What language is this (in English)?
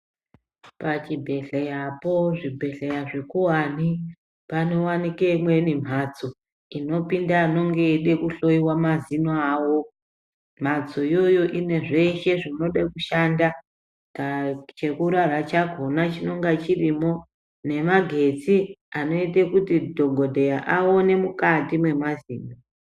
Ndau